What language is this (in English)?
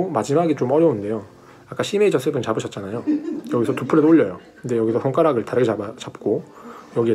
Korean